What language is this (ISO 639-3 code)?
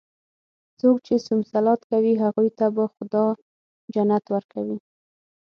pus